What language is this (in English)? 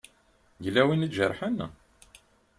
Kabyle